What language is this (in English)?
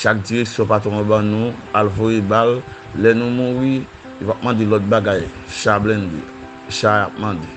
French